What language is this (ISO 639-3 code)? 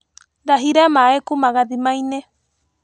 kik